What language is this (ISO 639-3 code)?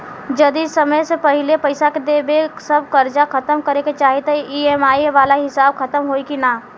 bho